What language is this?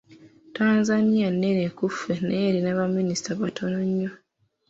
Ganda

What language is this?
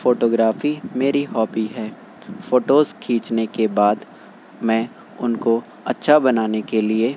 Urdu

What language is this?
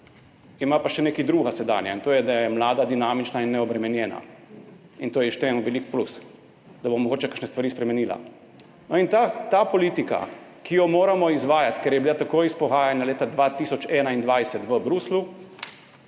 Slovenian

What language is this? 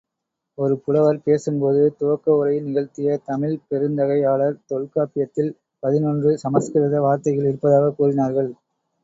Tamil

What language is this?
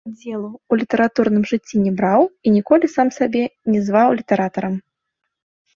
Belarusian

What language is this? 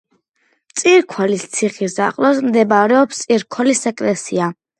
Georgian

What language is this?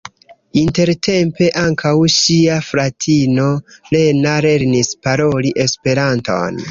Esperanto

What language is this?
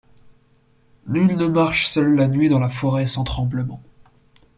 French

